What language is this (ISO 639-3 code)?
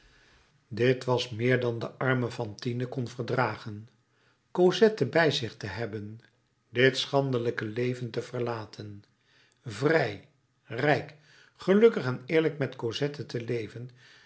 nld